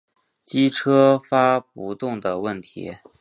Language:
Chinese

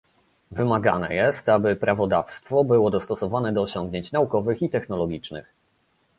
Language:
Polish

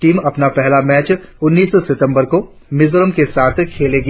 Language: Hindi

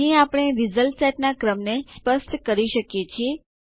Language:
Gujarati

